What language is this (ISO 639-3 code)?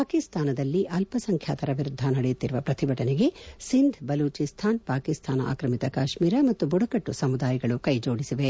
kan